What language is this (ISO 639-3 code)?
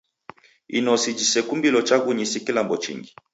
dav